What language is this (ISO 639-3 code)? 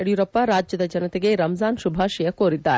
kan